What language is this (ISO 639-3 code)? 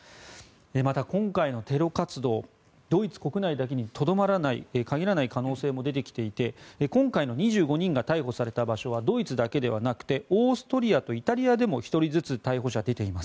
jpn